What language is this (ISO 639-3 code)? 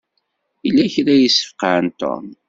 kab